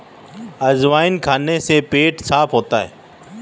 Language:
Hindi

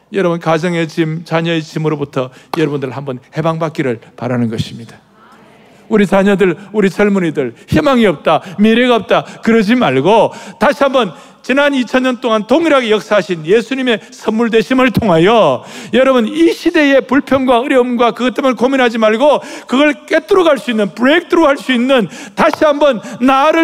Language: Korean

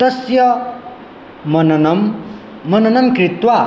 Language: Sanskrit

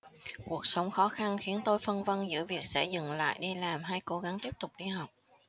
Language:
Vietnamese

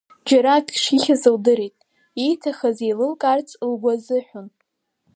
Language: Abkhazian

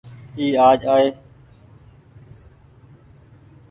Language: Goaria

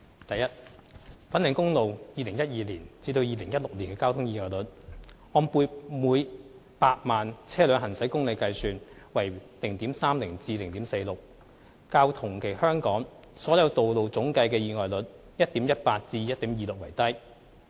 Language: Cantonese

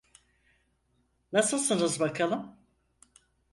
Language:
Turkish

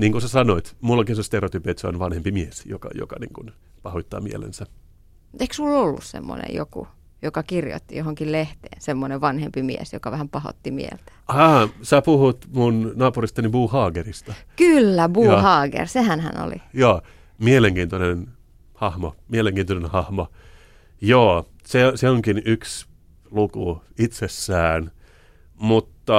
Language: Finnish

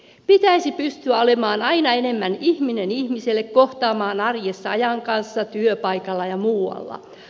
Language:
Finnish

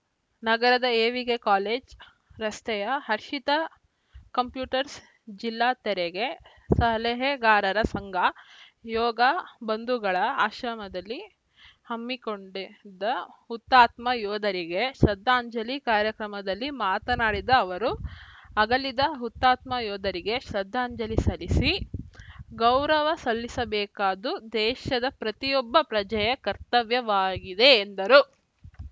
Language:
Kannada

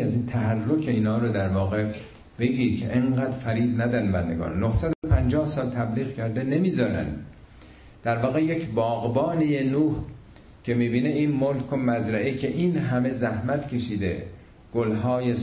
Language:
Persian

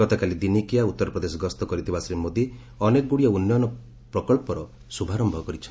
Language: Odia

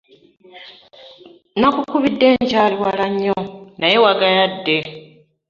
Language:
Ganda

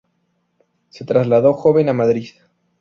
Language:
Spanish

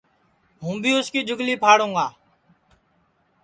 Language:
Sansi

